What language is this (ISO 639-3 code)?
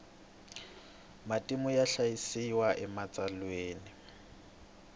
tso